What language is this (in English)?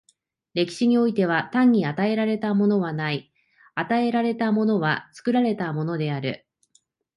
Japanese